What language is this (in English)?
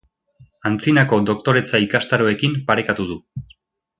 Basque